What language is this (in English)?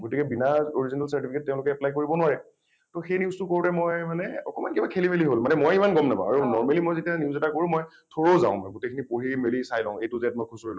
Assamese